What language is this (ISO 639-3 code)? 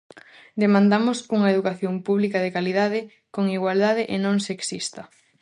glg